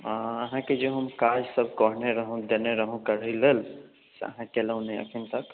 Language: Maithili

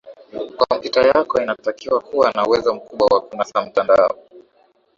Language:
Swahili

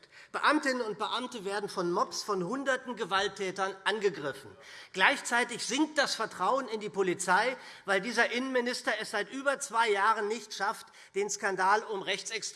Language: German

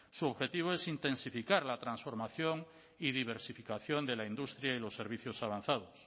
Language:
Spanish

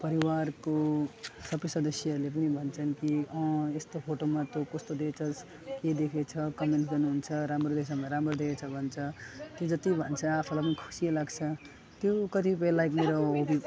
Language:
Nepali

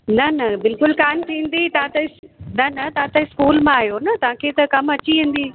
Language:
Sindhi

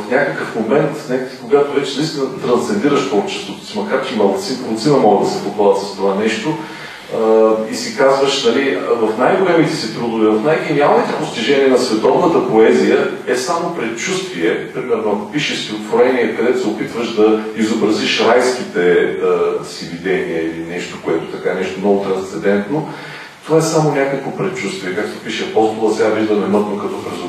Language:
Bulgarian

